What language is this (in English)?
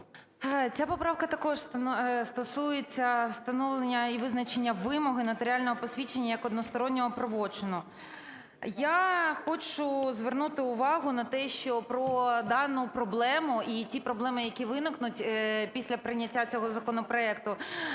Ukrainian